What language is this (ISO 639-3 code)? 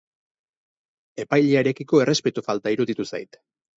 eus